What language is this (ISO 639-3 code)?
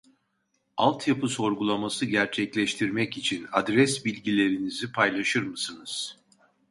tur